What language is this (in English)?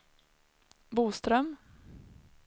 Swedish